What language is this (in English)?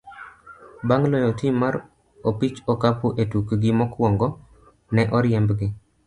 Luo (Kenya and Tanzania)